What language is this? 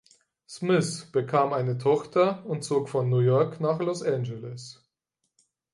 German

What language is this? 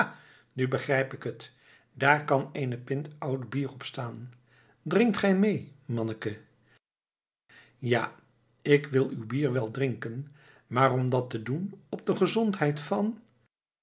Dutch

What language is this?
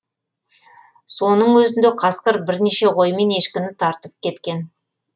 Kazakh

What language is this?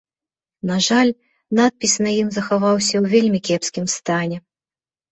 Belarusian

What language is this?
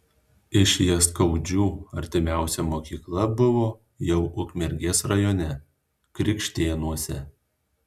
Lithuanian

